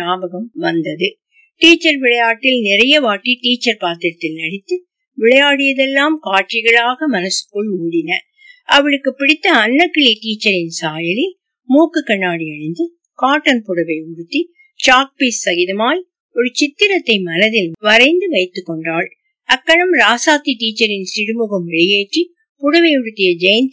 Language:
Tamil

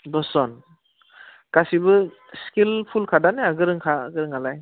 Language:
Bodo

